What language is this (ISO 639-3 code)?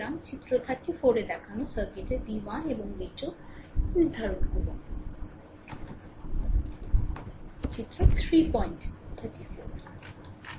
ben